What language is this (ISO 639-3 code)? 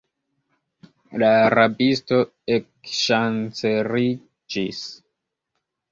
epo